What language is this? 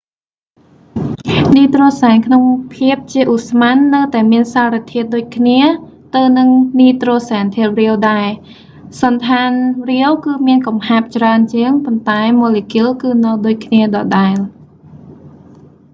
Khmer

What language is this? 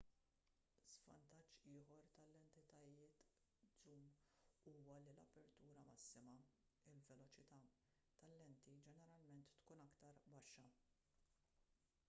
Maltese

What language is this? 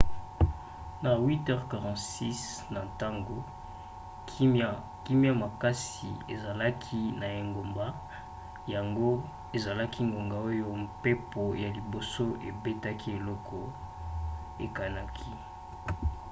Lingala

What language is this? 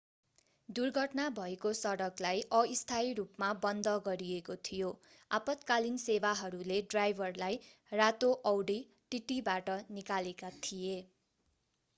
Nepali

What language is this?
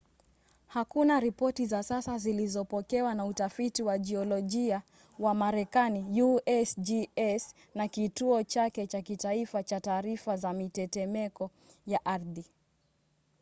Swahili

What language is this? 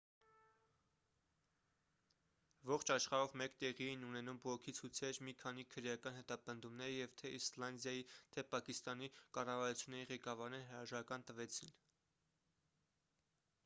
Armenian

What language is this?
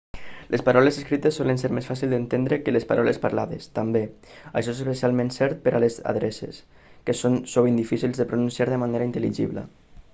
Catalan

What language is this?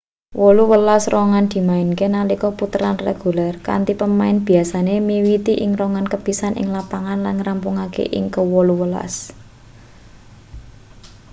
Javanese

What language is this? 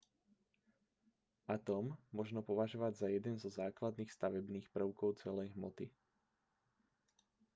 Slovak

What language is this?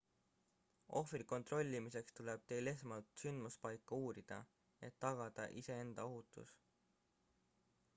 Estonian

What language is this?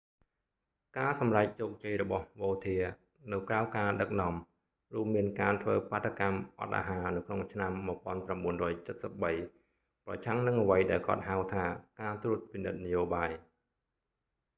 Khmer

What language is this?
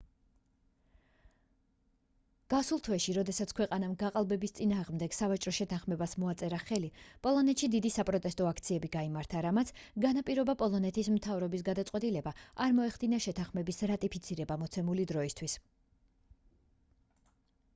Georgian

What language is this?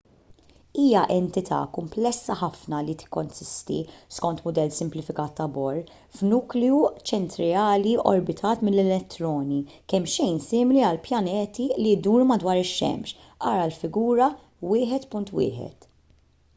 Maltese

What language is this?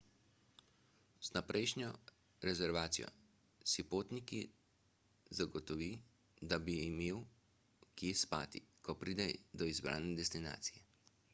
Slovenian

